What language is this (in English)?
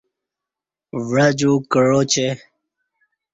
Kati